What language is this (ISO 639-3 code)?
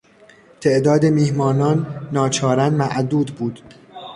fas